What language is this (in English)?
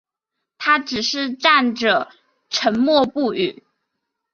Chinese